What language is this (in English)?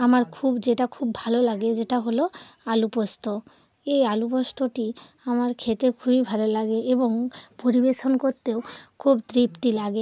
Bangla